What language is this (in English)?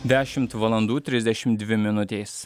Lithuanian